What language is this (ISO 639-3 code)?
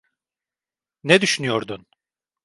tur